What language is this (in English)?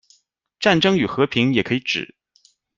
Chinese